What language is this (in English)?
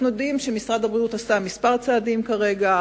Hebrew